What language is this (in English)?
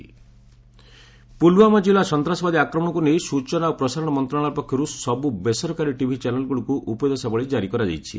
Odia